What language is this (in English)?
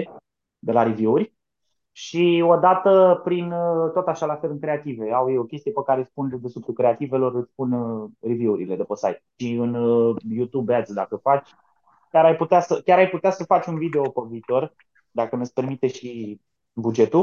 Romanian